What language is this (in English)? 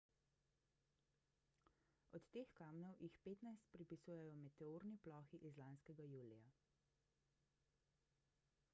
Slovenian